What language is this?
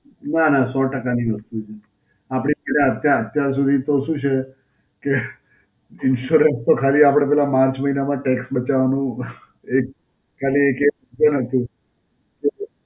Gujarati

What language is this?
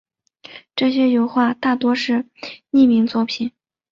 Chinese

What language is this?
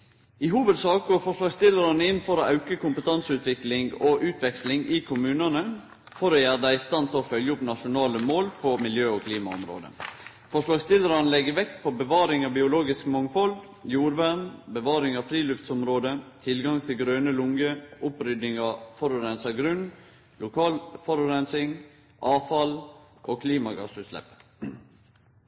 Norwegian Nynorsk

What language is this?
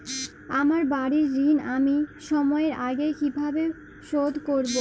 Bangla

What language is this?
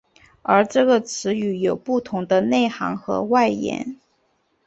Chinese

